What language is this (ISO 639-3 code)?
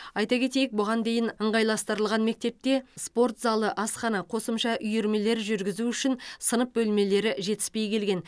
kaz